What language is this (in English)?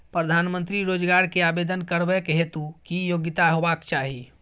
Maithili